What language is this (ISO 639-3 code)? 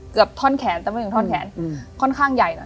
tha